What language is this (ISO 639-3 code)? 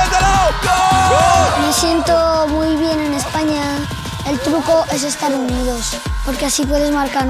spa